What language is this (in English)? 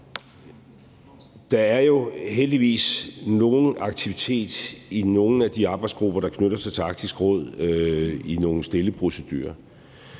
Danish